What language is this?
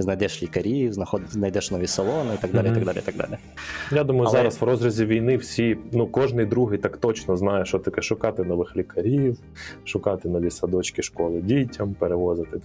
Ukrainian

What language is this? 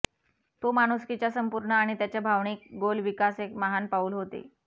Marathi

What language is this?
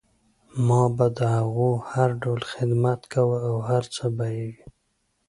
Pashto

